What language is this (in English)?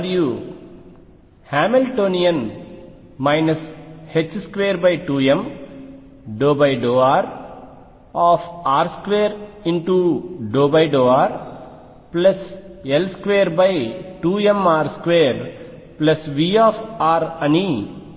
Telugu